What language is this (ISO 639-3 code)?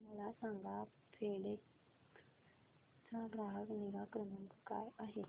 mar